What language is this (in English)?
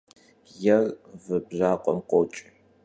Kabardian